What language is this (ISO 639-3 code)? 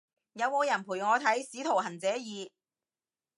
yue